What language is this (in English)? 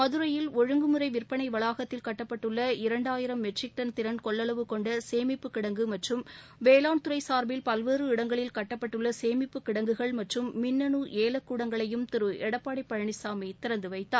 Tamil